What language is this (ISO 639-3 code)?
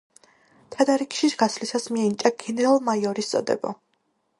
kat